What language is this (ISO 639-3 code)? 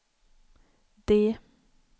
swe